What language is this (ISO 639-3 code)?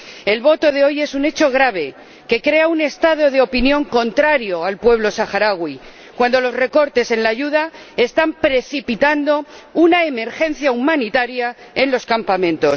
spa